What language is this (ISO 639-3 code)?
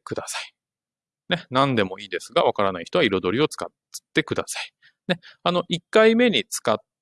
jpn